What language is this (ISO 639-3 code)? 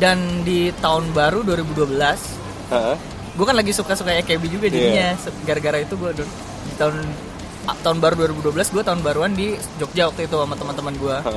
ind